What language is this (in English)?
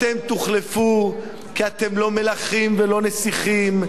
Hebrew